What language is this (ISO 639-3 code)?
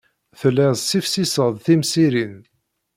kab